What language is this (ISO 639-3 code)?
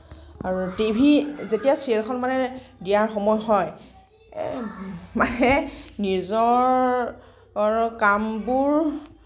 asm